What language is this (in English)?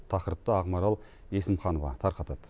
Kazakh